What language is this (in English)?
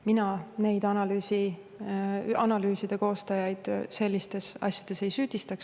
Estonian